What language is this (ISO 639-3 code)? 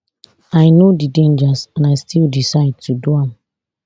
pcm